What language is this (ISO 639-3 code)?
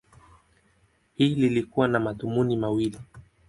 swa